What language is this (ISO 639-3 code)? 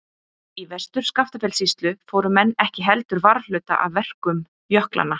isl